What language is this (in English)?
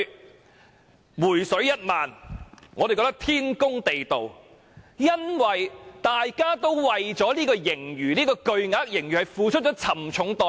Cantonese